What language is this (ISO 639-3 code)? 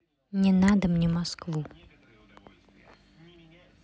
rus